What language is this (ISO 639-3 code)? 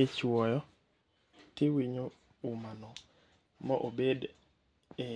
luo